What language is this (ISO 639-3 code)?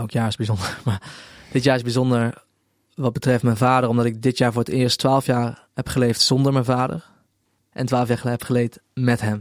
nld